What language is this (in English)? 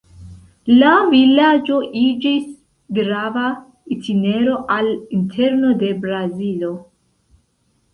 Esperanto